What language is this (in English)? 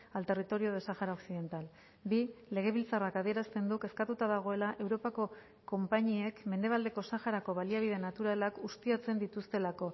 Basque